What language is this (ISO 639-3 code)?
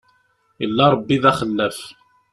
kab